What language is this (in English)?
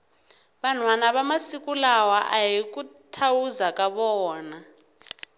Tsonga